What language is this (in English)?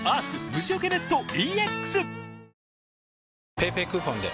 Japanese